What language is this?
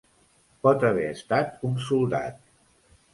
Catalan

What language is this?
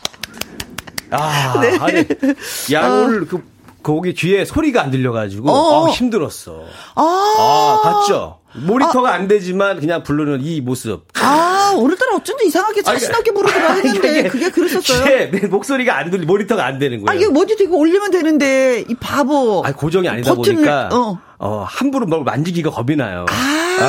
Korean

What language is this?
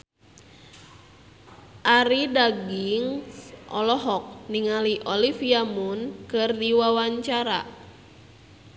Sundanese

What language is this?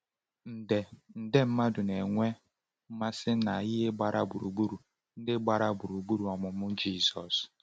Igbo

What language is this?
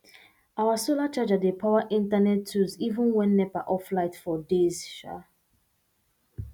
Nigerian Pidgin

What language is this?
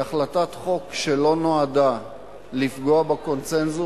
Hebrew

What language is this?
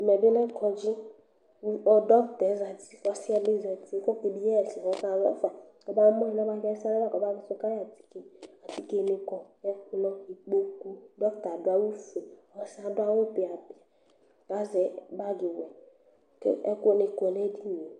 Ikposo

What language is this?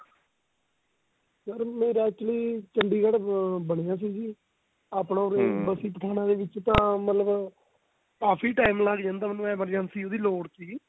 Punjabi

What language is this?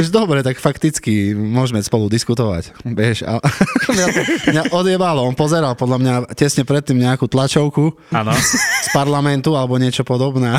Slovak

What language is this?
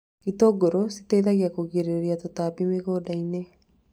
Kikuyu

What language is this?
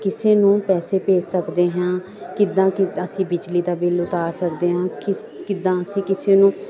Punjabi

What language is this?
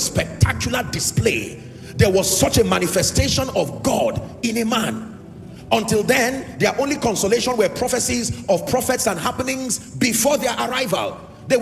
English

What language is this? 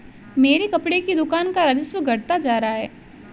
Hindi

